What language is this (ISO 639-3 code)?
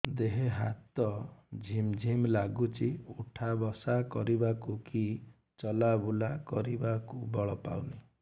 ori